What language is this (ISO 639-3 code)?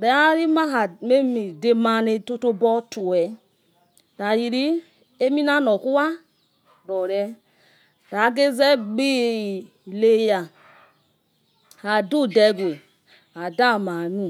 ets